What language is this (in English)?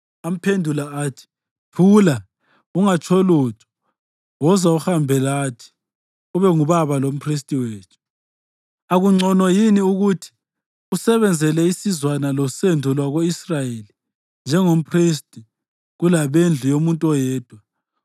North Ndebele